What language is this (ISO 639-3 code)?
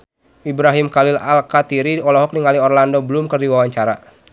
sun